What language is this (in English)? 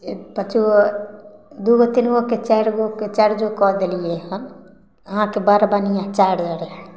Maithili